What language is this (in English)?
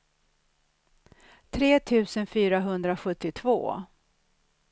Swedish